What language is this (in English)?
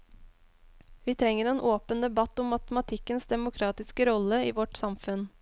Norwegian